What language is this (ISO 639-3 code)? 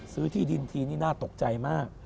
tha